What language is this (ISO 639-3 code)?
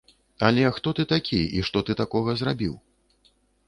bel